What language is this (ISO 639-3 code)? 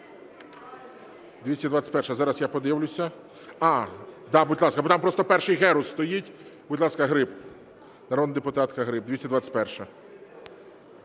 ukr